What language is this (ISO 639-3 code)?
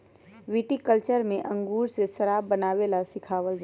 mag